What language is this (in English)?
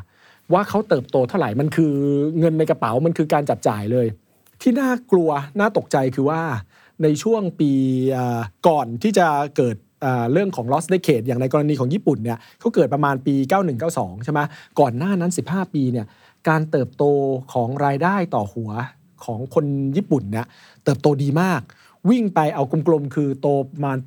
Thai